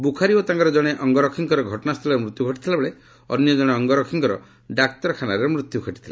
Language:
Odia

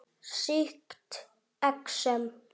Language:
Icelandic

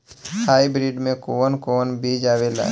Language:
Bhojpuri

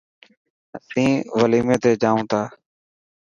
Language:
Dhatki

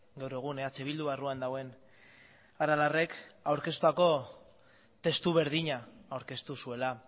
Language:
Basque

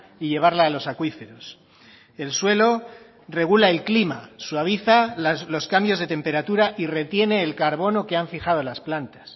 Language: Spanish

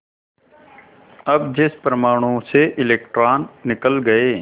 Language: Hindi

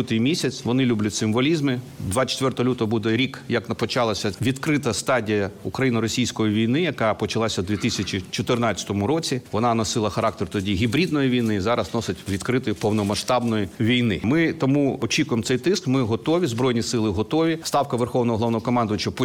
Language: Ukrainian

